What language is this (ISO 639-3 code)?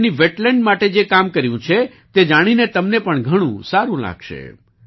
guj